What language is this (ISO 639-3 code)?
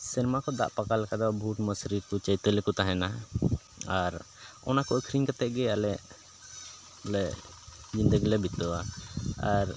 sat